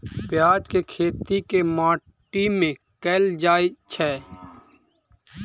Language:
Maithili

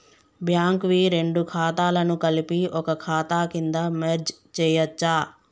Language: Telugu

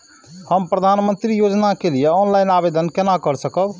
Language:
Maithili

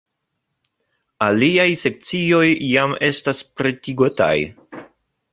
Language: Esperanto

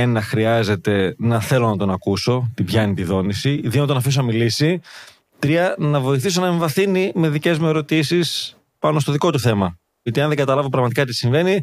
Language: Greek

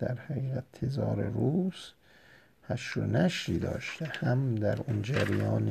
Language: Persian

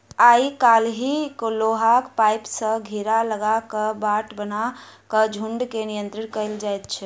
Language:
Maithili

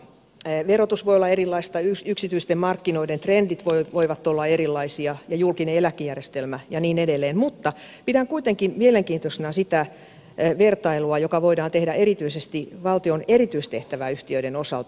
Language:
Finnish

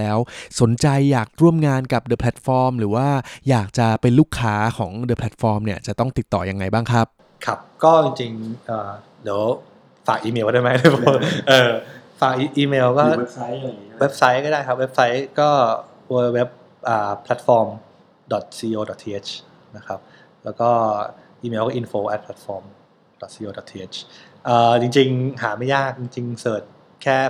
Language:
Thai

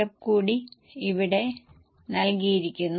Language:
Malayalam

